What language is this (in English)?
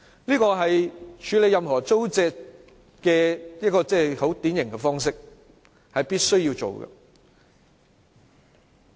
Cantonese